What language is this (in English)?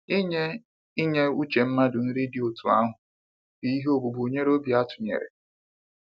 Igbo